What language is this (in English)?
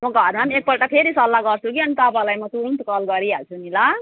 Nepali